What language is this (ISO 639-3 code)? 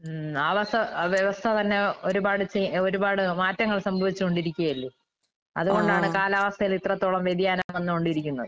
mal